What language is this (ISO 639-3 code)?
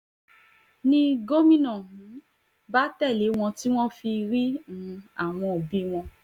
yor